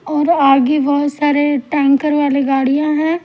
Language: Hindi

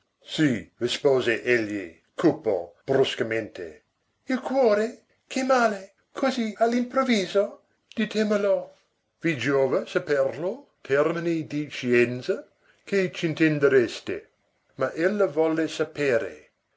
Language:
Italian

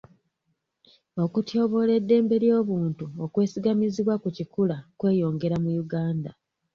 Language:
Ganda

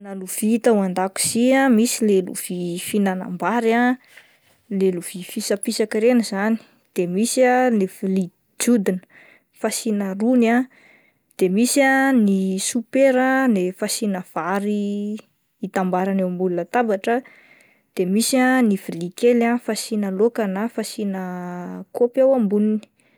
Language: Malagasy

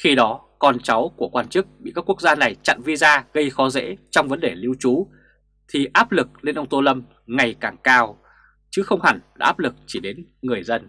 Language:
Vietnamese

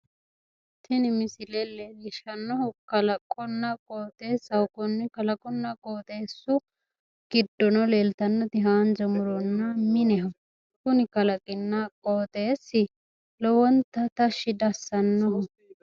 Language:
Sidamo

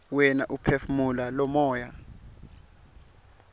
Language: Swati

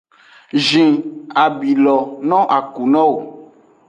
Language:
Aja (Benin)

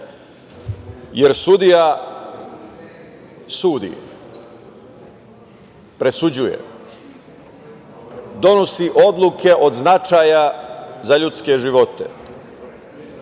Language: Serbian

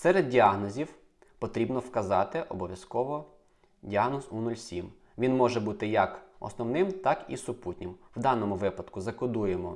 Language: Ukrainian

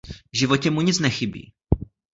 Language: Czech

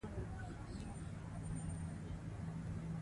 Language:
Pashto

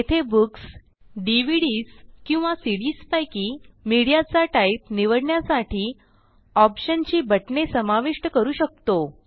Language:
Marathi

